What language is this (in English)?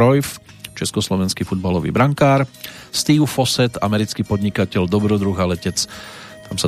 Slovak